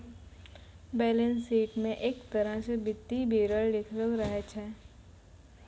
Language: Maithili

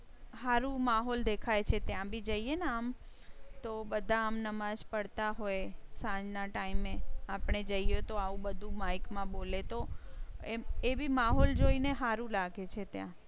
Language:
Gujarati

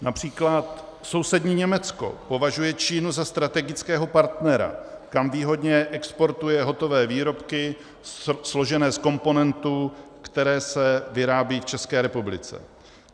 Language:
Czech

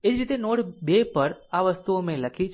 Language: Gujarati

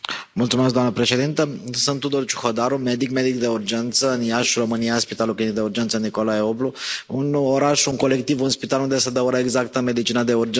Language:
Romanian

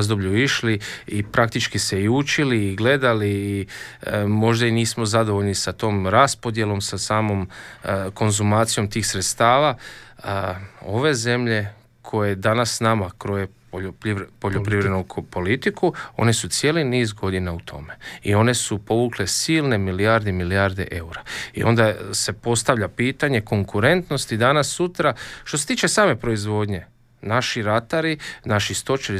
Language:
Croatian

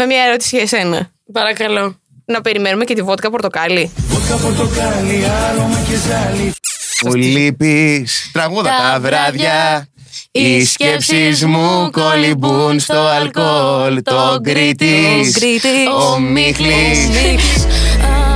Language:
Greek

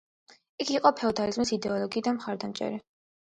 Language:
Georgian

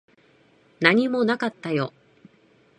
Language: Japanese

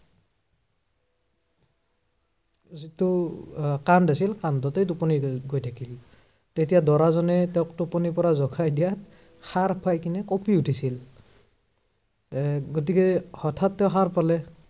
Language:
Assamese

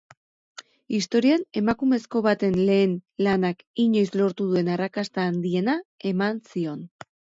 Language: Basque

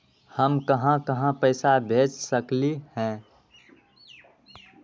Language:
Magahi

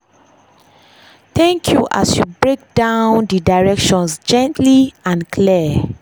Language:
Nigerian Pidgin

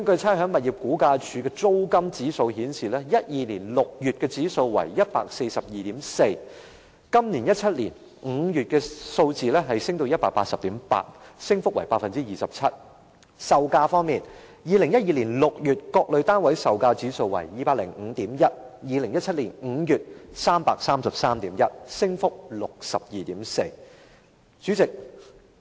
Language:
Cantonese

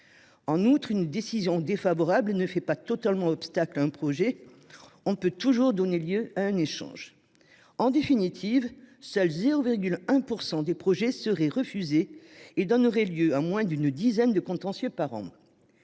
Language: French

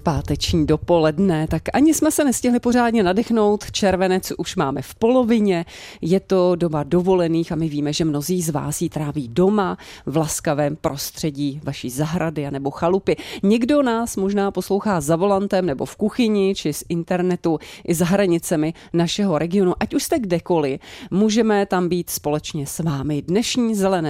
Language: Czech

